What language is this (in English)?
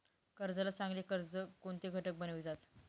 Marathi